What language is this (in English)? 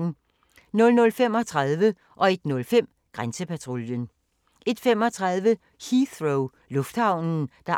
Danish